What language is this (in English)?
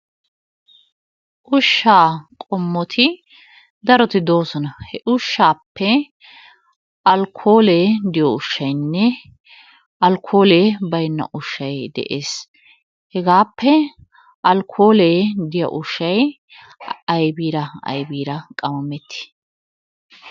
Wolaytta